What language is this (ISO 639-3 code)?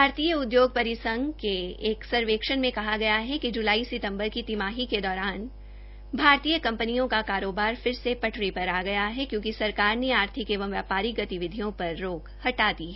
hin